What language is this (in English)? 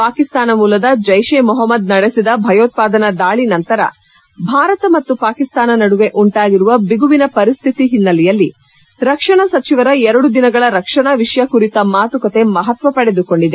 Kannada